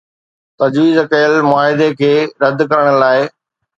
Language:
Sindhi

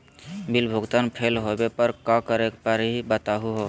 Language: Magahi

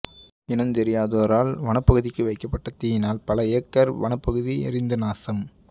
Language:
Tamil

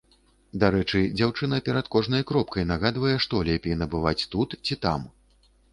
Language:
Belarusian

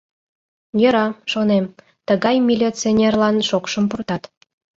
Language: Mari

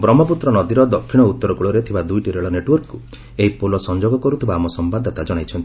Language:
Odia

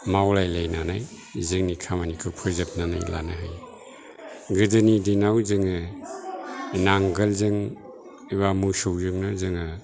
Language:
Bodo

